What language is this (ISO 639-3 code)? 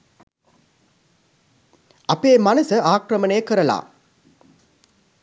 sin